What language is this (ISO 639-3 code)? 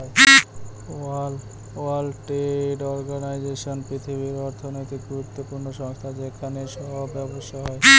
ben